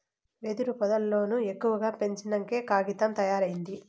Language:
Telugu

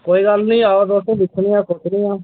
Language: Dogri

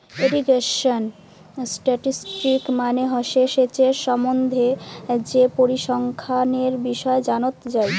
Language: Bangla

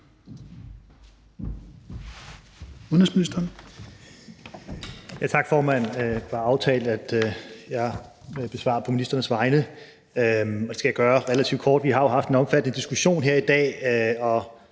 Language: Danish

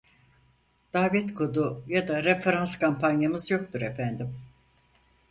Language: Turkish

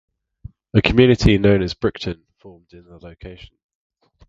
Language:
English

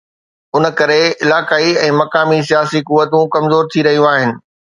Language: Sindhi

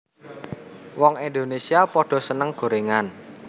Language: Javanese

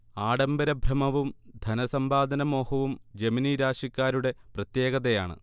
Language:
Malayalam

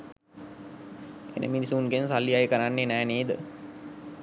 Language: Sinhala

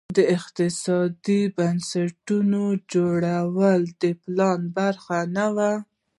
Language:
Pashto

